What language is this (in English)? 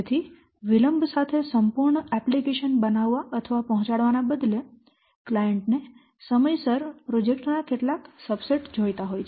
Gujarati